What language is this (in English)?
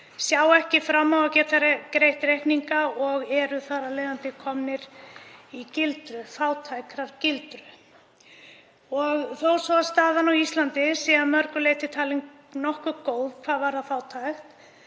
Icelandic